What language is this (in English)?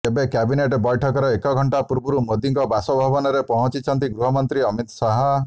Odia